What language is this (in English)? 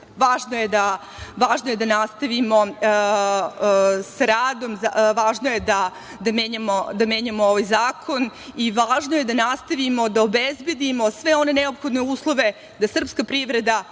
Serbian